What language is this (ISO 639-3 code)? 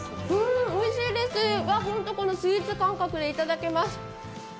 jpn